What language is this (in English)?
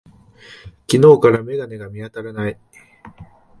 Japanese